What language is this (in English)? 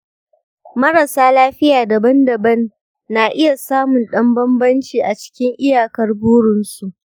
Hausa